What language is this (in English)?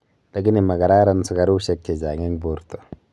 Kalenjin